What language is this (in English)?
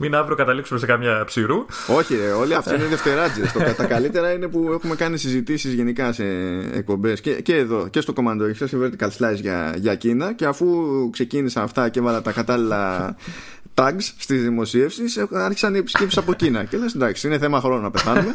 Greek